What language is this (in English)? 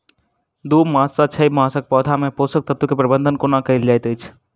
Maithili